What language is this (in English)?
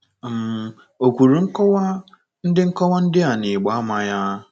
Igbo